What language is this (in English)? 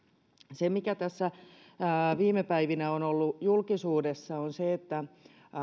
Finnish